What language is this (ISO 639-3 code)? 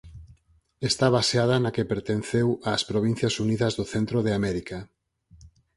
glg